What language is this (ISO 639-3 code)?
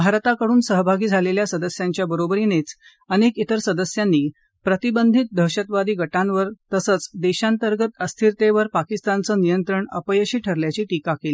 mar